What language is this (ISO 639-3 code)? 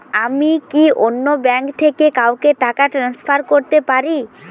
ben